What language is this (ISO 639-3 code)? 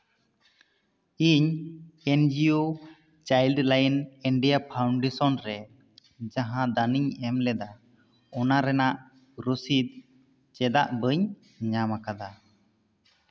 sat